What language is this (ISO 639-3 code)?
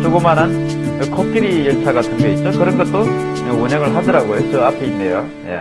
kor